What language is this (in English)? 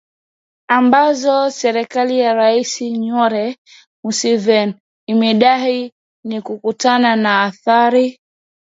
Swahili